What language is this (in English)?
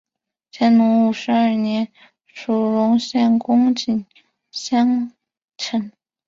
Chinese